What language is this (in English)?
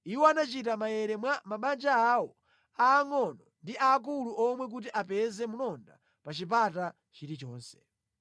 Nyanja